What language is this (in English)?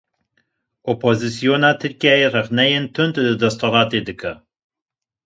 Kurdish